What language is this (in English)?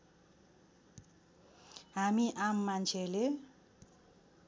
Nepali